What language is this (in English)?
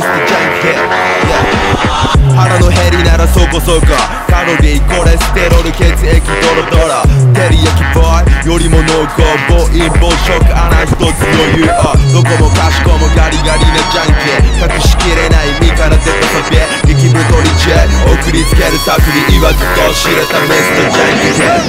Italian